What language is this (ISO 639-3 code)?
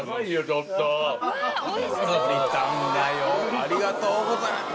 jpn